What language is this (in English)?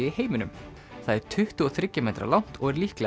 Icelandic